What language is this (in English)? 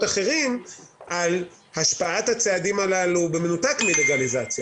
Hebrew